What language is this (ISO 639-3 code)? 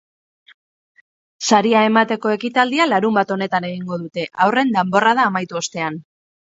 eus